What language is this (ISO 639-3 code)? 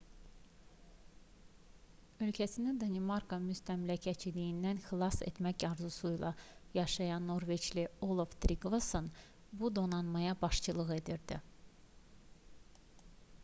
aze